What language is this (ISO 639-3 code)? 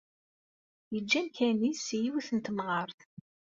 kab